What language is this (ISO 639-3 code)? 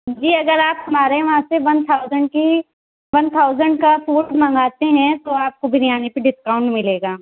urd